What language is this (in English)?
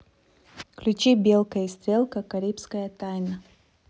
Russian